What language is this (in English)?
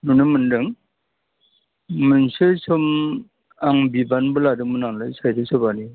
Bodo